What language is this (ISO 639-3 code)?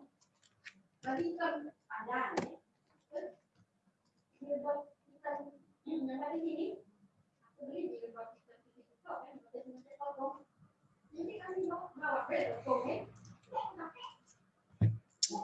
ind